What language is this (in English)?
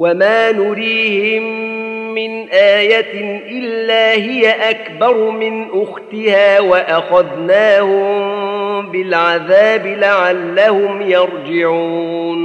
Arabic